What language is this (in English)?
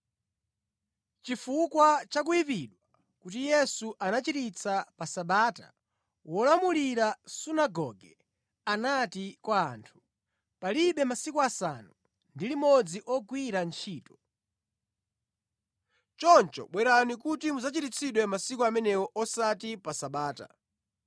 Nyanja